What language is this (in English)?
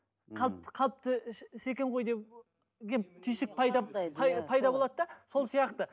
Kazakh